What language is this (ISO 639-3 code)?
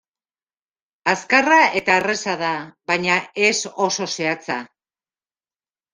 eus